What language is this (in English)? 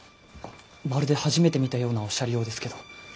Japanese